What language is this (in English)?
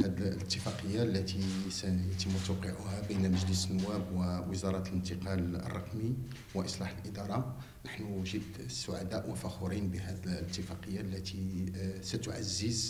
Arabic